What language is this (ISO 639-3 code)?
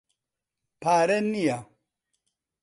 ckb